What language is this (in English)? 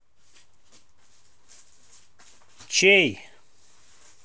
Russian